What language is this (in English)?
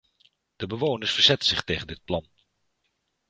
Dutch